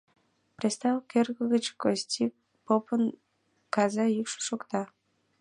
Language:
Mari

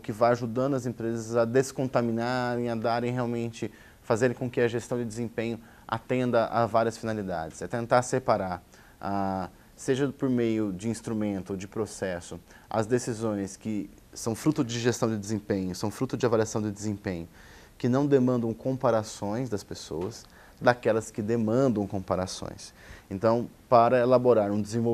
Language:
Portuguese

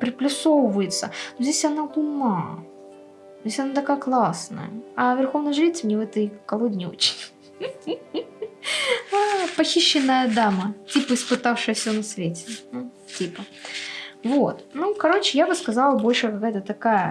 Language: Russian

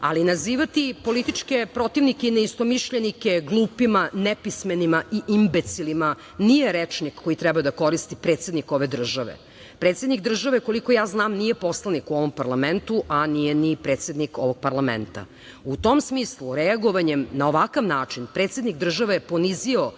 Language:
Serbian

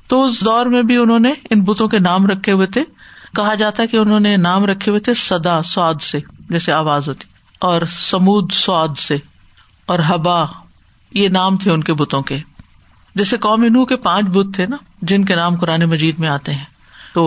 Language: Urdu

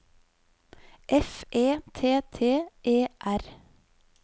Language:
Norwegian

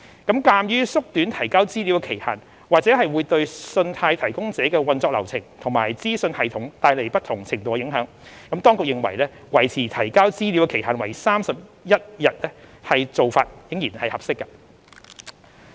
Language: Cantonese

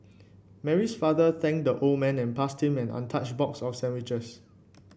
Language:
English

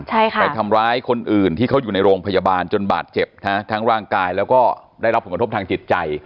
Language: Thai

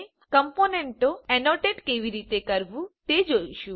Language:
Gujarati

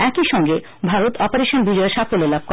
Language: Bangla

